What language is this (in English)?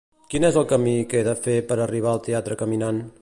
Catalan